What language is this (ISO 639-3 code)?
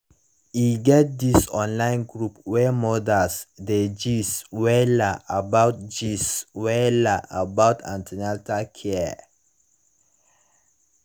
pcm